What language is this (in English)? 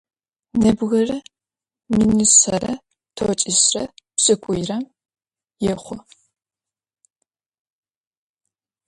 Adyghe